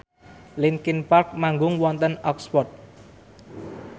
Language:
Javanese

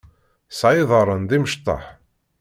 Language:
Kabyle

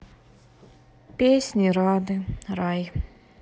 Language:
Russian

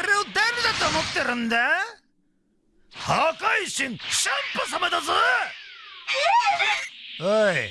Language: Japanese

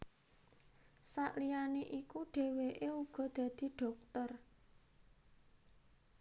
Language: Javanese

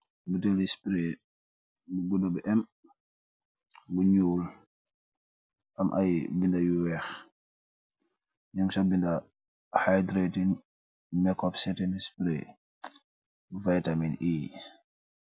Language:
Wolof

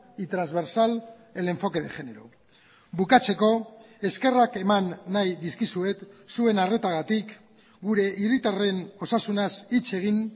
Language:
Basque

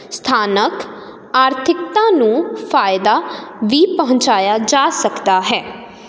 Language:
Punjabi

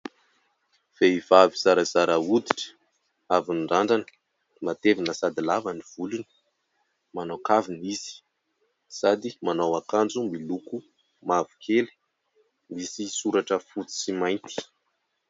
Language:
Malagasy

